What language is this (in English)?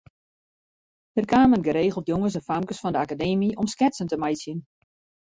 Western Frisian